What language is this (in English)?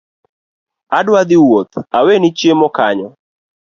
Luo (Kenya and Tanzania)